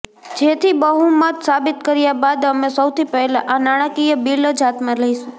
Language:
Gujarati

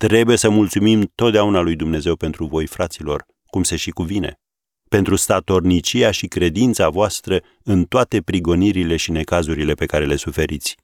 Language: Romanian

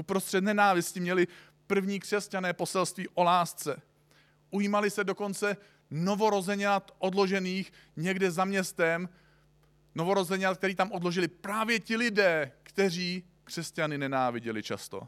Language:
Czech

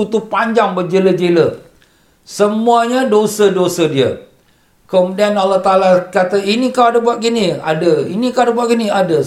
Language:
Malay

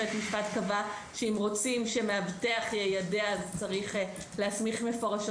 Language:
Hebrew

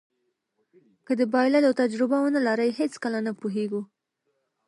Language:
Pashto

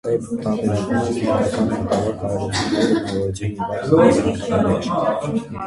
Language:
Armenian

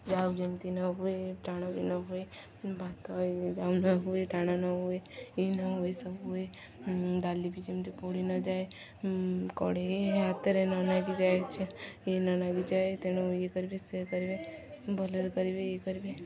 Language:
Odia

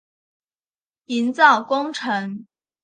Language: Chinese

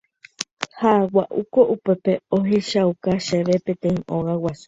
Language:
Guarani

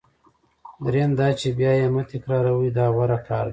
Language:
Pashto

